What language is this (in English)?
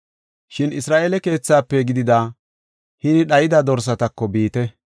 Gofa